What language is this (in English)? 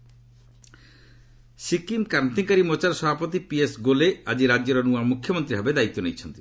Odia